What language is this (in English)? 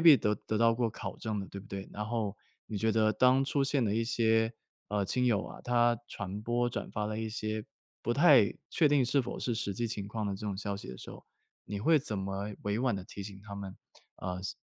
Chinese